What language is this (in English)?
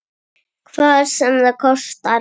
Icelandic